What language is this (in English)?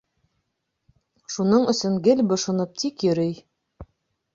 Bashkir